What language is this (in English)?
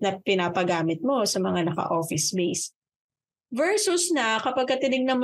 Filipino